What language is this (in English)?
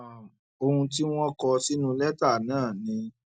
Yoruba